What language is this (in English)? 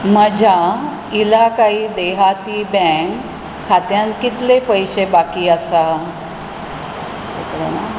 Konkani